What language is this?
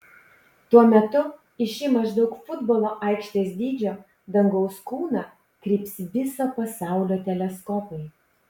Lithuanian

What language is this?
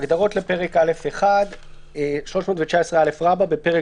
Hebrew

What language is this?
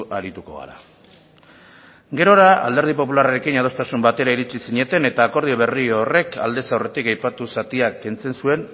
Basque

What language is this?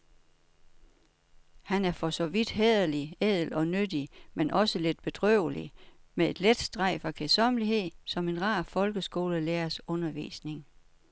Danish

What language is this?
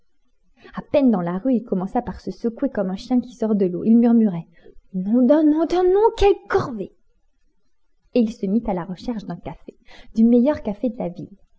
French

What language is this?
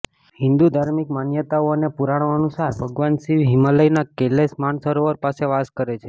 Gujarati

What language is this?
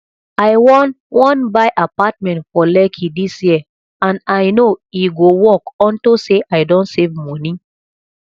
Nigerian Pidgin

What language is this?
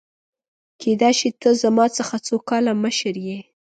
Pashto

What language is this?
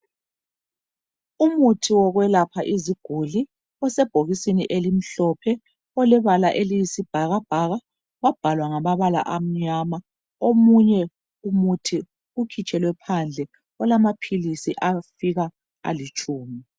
North Ndebele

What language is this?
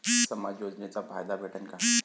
Marathi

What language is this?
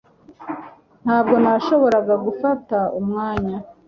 Kinyarwanda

